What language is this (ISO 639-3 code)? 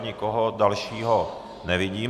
ces